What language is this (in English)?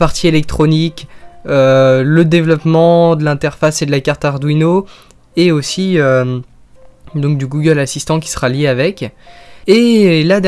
French